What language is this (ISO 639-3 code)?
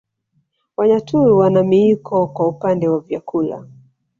swa